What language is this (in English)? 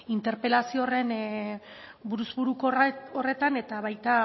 Basque